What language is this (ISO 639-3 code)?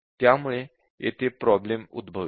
mar